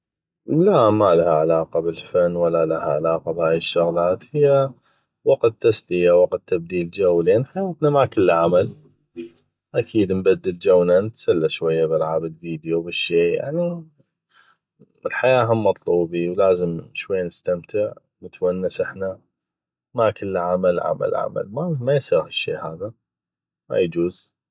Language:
North Mesopotamian Arabic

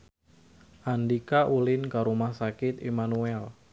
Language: Sundanese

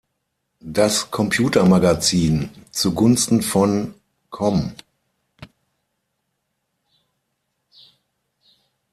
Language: German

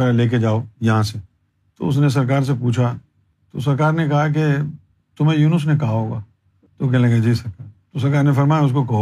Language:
Urdu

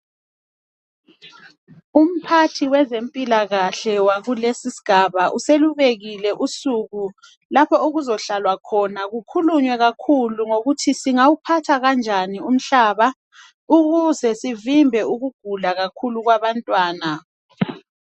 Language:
North Ndebele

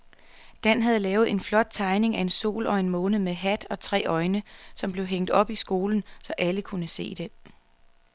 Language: Danish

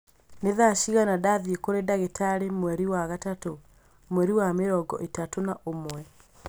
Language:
Kikuyu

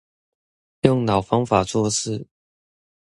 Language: Chinese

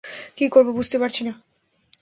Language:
Bangla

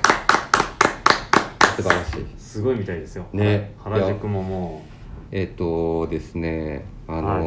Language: Japanese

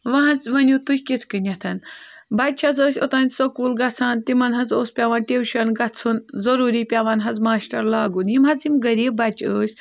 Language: Kashmiri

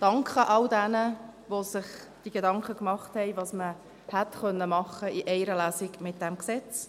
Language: Swiss German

